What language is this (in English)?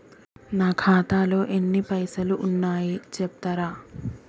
Telugu